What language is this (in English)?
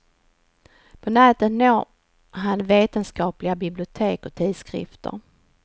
Swedish